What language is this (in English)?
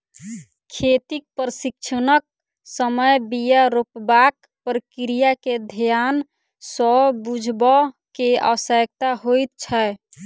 Maithili